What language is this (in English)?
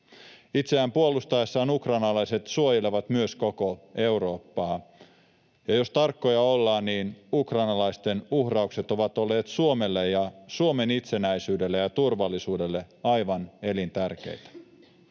Finnish